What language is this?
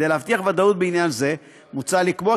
Hebrew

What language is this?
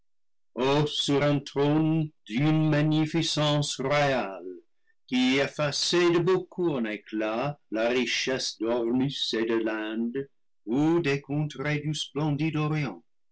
French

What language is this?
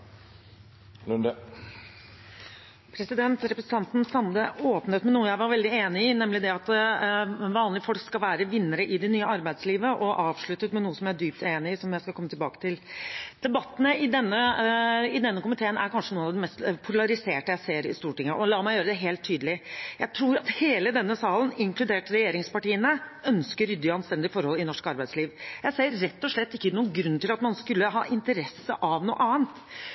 Norwegian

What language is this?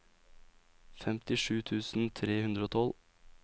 Norwegian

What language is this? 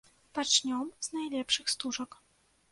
Belarusian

